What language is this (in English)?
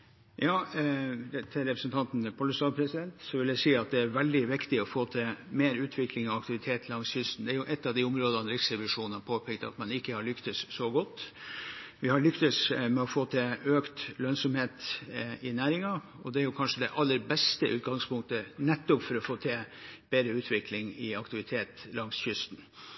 Norwegian